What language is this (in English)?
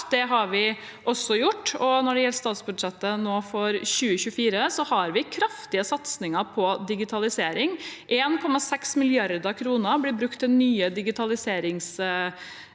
Norwegian